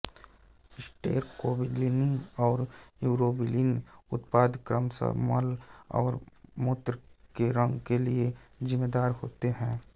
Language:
Hindi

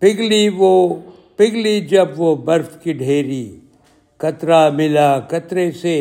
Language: Urdu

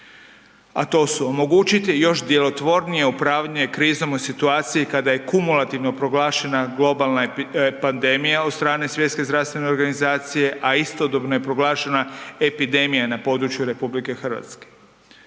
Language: Croatian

